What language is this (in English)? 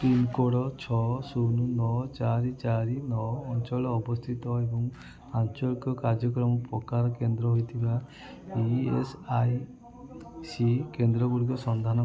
Odia